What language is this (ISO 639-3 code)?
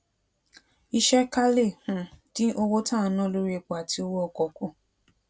yor